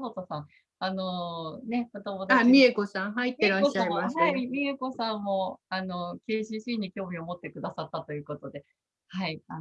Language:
Japanese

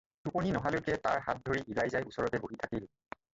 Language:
Assamese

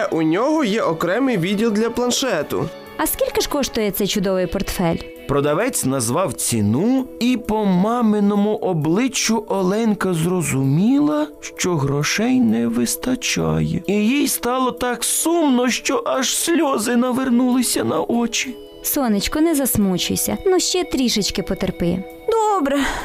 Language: Ukrainian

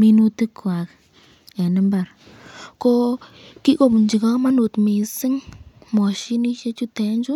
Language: Kalenjin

